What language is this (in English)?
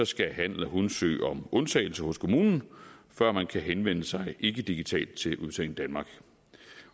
Danish